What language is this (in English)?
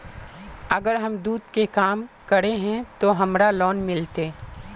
Magahi